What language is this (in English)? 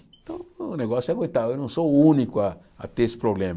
Portuguese